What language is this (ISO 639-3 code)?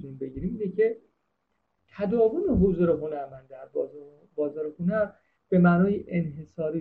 fas